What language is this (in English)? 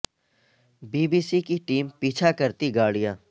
Urdu